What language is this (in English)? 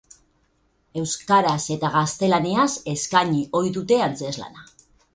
Basque